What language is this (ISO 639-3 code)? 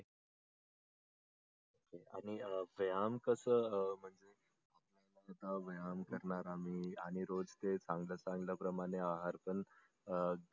mar